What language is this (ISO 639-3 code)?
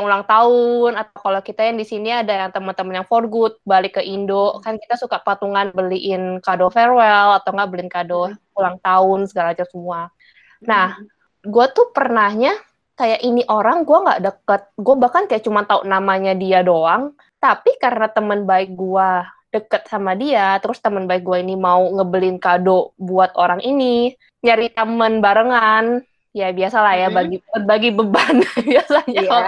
ind